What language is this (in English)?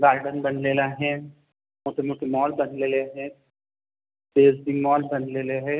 Marathi